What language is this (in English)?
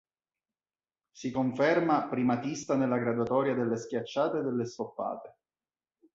Italian